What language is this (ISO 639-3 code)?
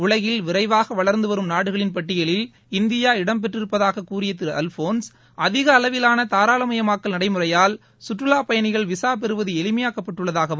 tam